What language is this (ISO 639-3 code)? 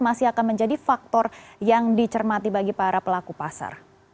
ind